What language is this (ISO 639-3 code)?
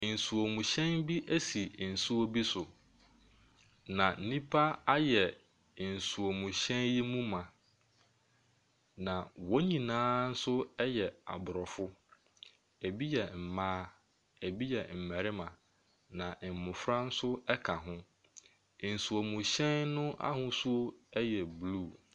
aka